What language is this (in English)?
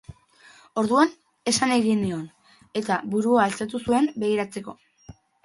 Basque